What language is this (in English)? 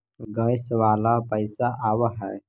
Magahi